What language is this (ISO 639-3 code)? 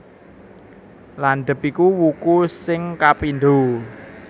jav